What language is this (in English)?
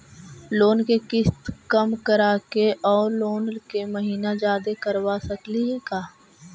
Magahi